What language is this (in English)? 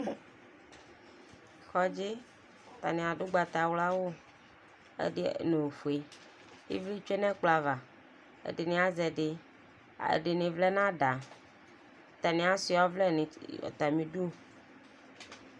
Ikposo